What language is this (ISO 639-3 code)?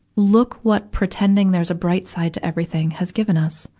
eng